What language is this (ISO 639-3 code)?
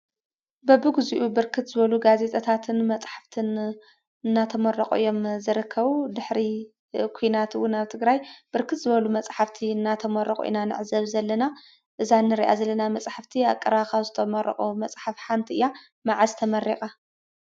tir